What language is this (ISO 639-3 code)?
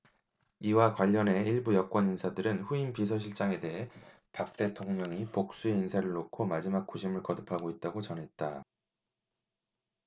kor